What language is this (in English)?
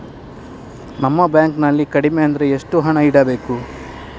Kannada